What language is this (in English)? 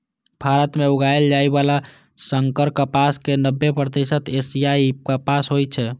Maithili